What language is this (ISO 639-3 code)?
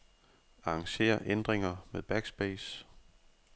dan